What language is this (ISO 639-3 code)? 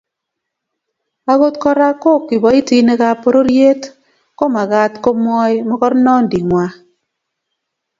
kln